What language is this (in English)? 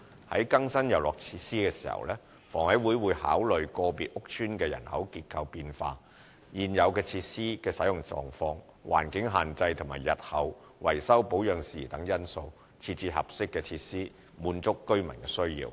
Cantonese